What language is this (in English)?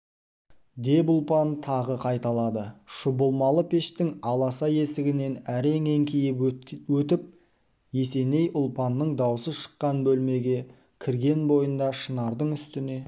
Kazakh